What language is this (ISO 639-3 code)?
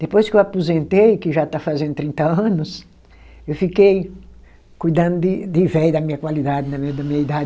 por